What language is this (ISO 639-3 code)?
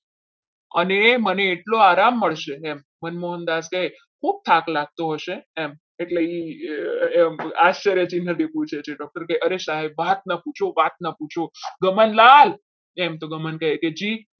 guj